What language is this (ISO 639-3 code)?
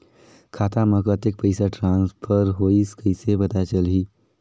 hne